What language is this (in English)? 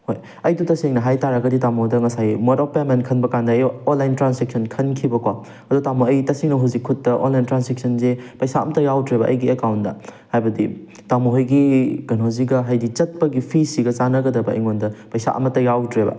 Manipuri